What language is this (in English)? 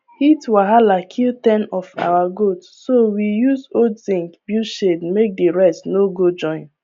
Nigerian Pidgin